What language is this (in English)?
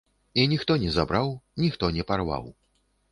Belarusian